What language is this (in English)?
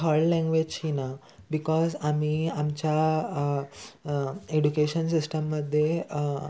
Konkani